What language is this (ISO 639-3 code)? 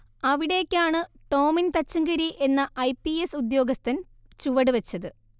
mal